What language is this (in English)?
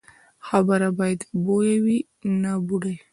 Pashto